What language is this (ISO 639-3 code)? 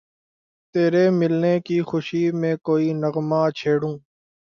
urd